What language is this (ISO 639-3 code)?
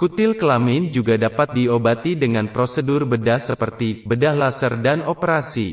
ind